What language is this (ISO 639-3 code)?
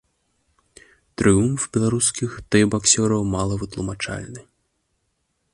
bel